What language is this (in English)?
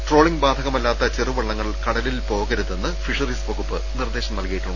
Malayalam